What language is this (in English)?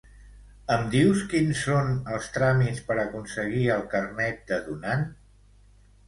Catalan